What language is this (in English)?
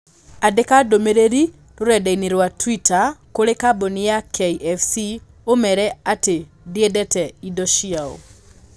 Kikuyu